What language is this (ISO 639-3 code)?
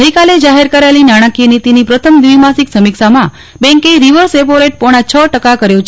guj